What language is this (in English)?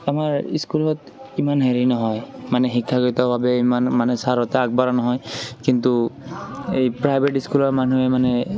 Assamese